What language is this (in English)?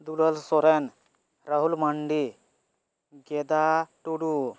Santali